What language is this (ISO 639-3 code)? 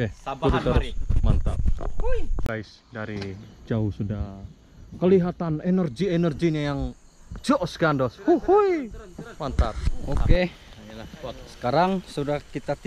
ind